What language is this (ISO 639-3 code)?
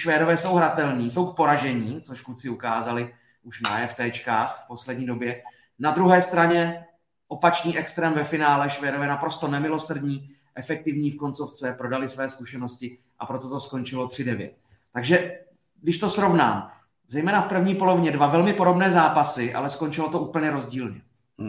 ces